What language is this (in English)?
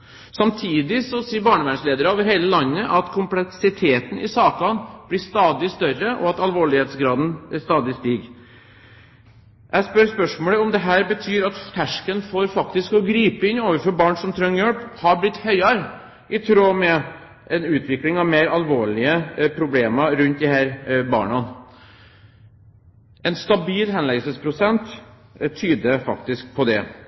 Norwegian Bokmål